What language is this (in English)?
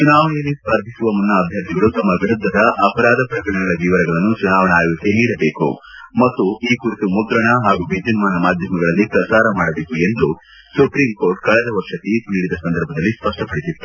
Kannada